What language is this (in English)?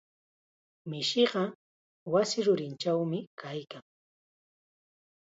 Chiquián Ancash Quechua